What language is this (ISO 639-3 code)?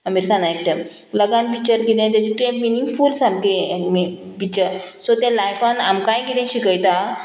kok